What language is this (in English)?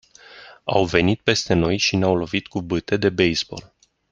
Romanian